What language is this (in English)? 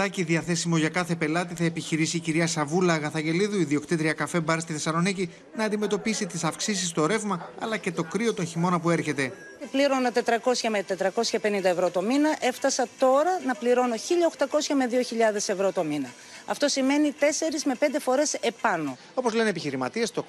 Greek